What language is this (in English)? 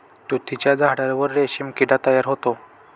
Marathi